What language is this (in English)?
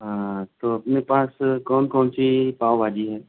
Urdu